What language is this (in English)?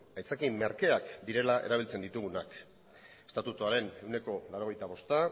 Basque